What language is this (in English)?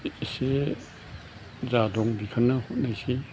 Bodo